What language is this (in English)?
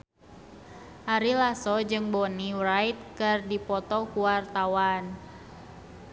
Sundanese